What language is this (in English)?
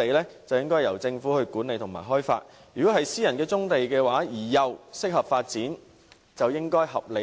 Cantonese